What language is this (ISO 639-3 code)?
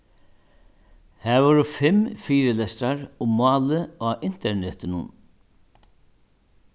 fao